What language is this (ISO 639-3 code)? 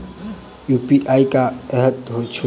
mai